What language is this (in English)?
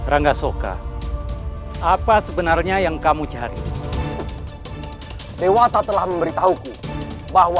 Indonesian